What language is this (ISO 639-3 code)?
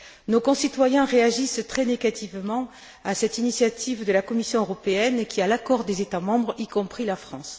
fra